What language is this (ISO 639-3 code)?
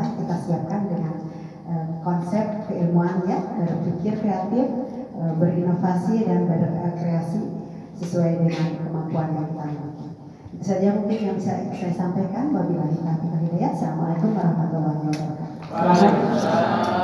ind